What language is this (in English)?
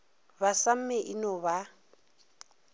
Northern Sotho